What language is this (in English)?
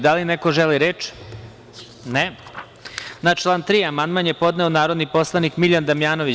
Serbian